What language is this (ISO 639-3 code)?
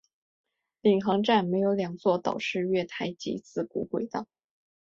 zho